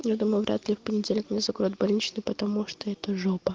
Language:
Russian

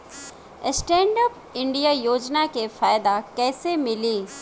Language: Bhojpuri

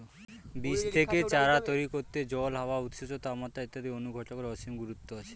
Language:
Bangla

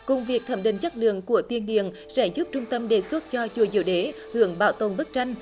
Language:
Vietnamese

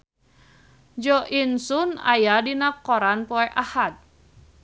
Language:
Sundanese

